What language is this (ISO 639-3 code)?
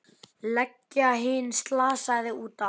isl